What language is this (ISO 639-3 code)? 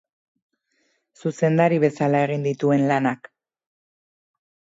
eus